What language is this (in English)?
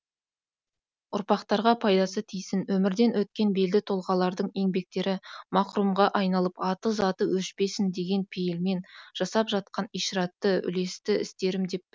Kazakh